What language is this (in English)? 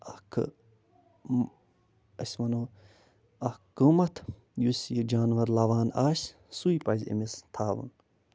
Kashmiri